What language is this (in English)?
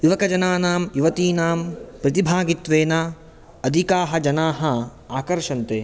Sanskrit